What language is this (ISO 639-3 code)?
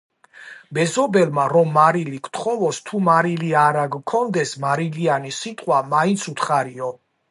kat